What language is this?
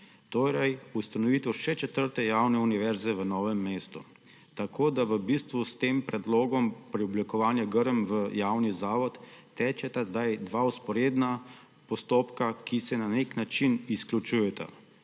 Slovenian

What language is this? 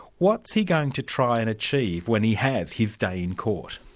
English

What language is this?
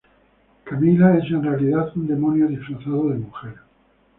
Spanish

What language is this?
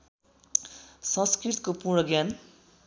Nepali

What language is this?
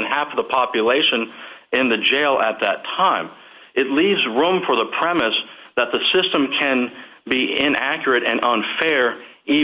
English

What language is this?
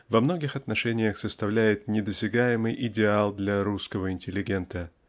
Russian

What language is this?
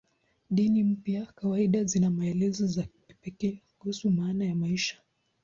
Swahili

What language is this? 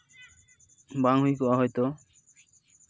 Santali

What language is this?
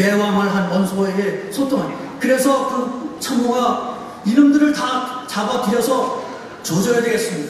Korean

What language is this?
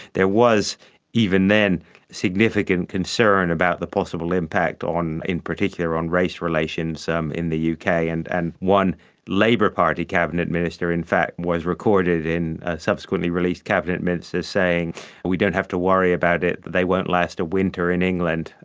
English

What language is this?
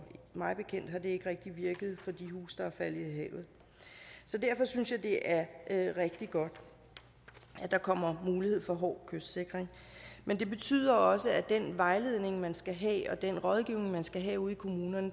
Danish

